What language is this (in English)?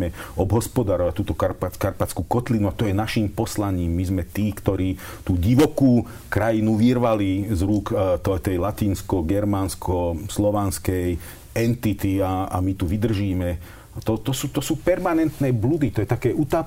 Slovak